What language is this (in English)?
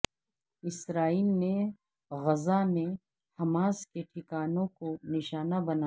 Urdu